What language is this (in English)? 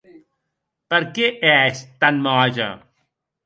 Occitan